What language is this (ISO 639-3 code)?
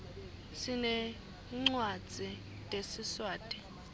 ssw